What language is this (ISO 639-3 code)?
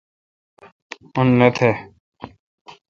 xka